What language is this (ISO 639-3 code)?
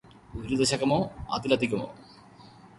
mal